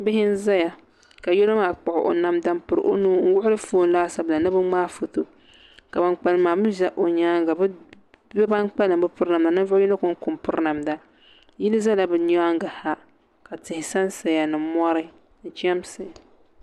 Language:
Dagbani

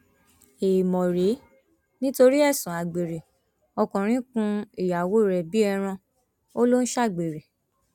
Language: Yoruba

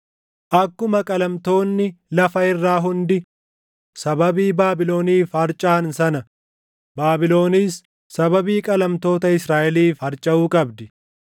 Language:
Oromo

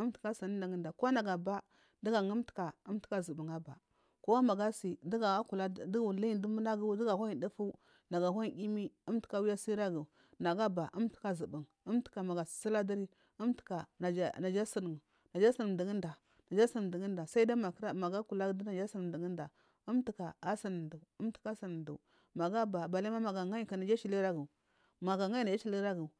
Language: Marghi South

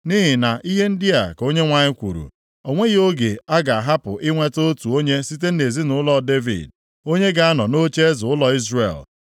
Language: Igbo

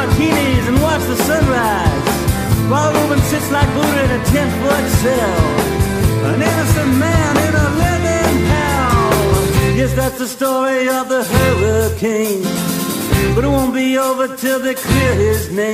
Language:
Greek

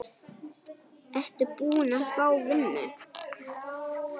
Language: Icelandic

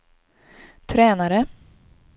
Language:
Swedish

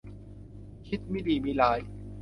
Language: Thai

